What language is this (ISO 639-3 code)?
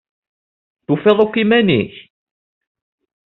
kab